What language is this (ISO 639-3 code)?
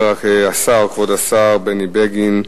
heb